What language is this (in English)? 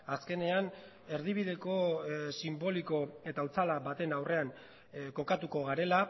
Basque